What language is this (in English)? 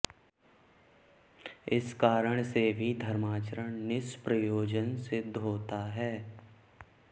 Sanskrit